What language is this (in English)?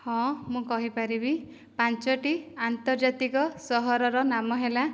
Odia